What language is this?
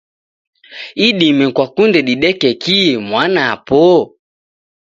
Taita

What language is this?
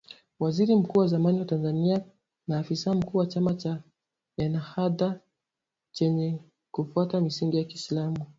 Swahili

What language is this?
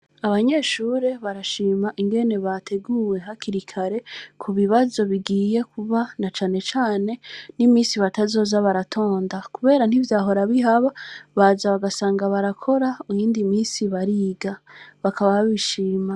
Rundi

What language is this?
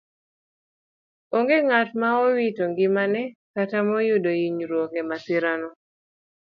Luo (Kenya and Tanzania)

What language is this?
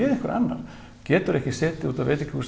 Icelandic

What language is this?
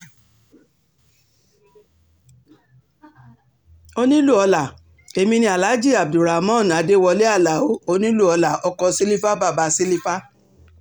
Yoruba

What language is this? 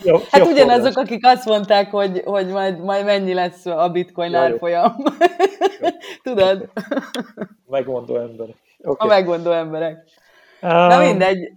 Hungarian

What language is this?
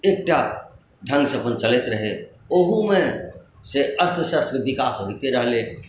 Maithili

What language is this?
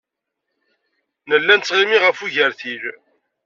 Kabyle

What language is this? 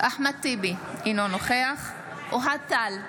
Hebrew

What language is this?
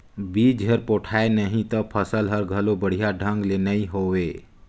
Chhattisgarhi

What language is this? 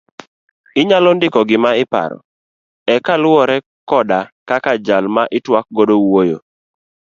Luo (Kenya and Tanzania)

